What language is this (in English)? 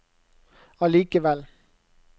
Norwegian